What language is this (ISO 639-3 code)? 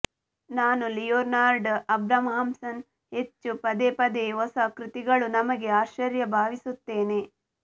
kan